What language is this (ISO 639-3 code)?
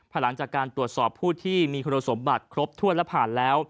tha